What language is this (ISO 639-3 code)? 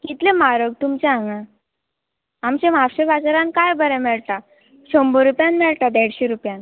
kok